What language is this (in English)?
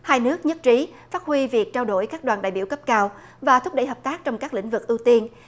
Vietnamese